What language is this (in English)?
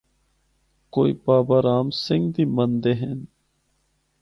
Northern Hindko